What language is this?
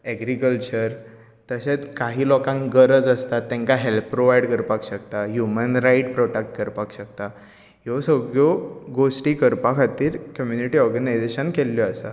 Konkani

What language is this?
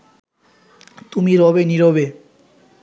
Bangla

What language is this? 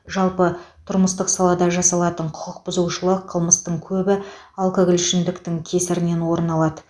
Kazakh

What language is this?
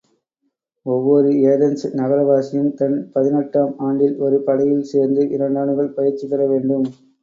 Tamil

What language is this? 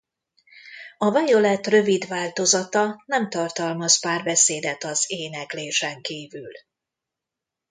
Hungarian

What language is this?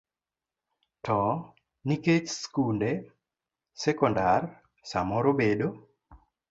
Luo (Kenya and Tanzania)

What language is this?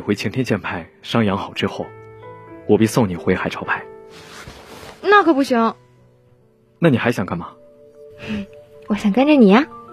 Chinese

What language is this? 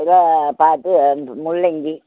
Tamil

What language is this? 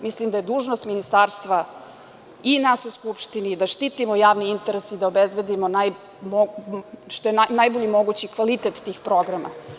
Serbian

